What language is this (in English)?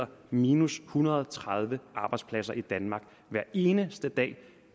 Danish